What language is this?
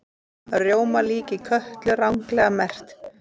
Icelandic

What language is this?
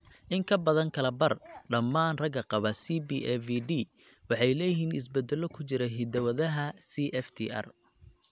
Somali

